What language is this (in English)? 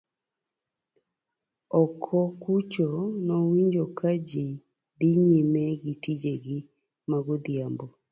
Luo (Kenya and Tanzania)